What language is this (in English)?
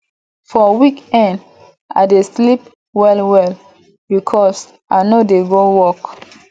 Nigerian Pidgin